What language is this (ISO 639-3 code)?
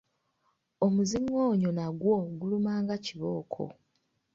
lug